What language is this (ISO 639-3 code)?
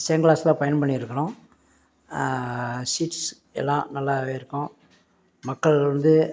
tam